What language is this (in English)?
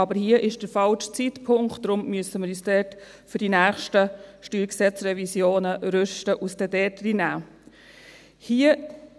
Swiss German